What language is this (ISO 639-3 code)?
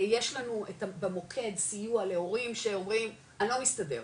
heb